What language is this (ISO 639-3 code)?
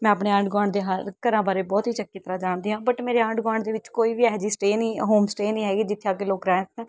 pan